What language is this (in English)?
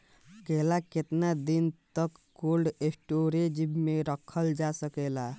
Bhojpuri